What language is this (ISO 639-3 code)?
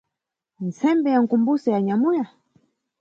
nyu